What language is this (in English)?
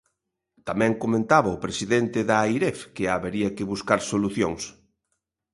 Galician